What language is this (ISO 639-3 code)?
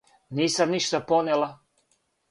srp